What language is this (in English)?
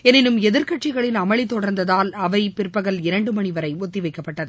Tamil